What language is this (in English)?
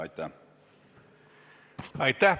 Estonian